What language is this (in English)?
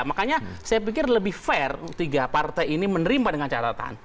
Indonesian